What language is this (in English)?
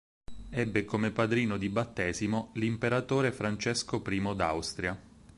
Italian